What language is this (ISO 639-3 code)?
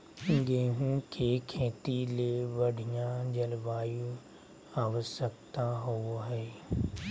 mag